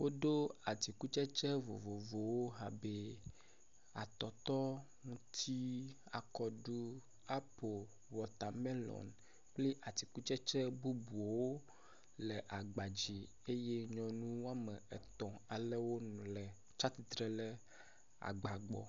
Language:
Ewe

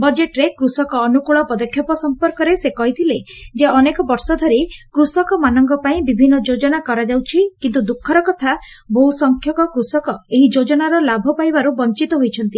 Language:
Odia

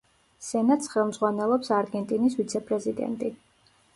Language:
Georgian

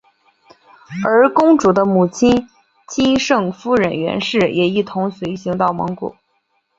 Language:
Chinese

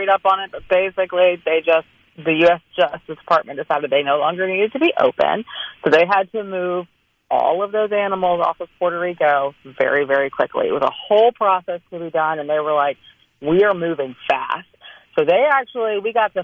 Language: English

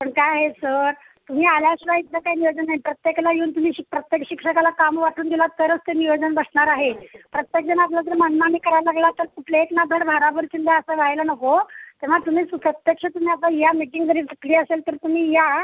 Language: Marathi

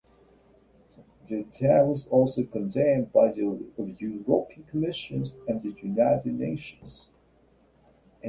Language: English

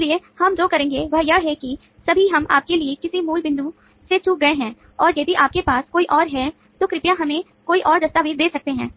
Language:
Hindi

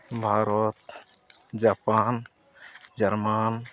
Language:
Santali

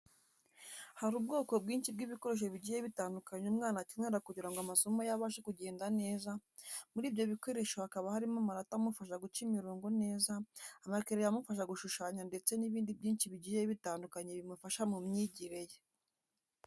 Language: Kinyarwanda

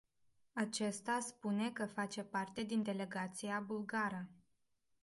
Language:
Romanian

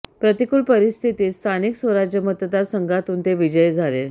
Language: Marathi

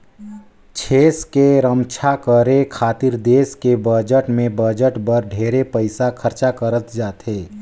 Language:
Chhattisgarhi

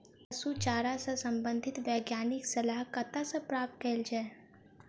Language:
Maithili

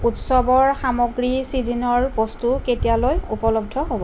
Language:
Assamese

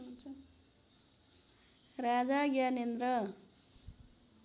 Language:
Nepali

